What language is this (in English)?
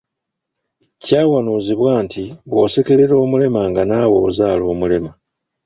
Ganda